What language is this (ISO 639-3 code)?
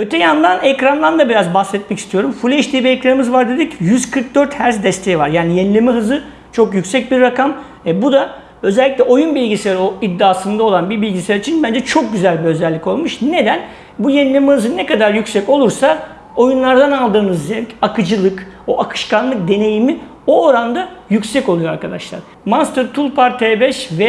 tur